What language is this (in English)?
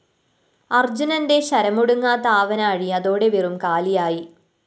Malayalam